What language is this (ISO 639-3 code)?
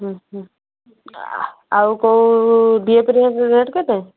ori